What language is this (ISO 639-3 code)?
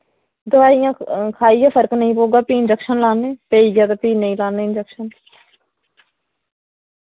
doi